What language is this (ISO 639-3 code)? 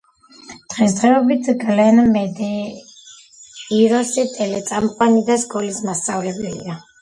kat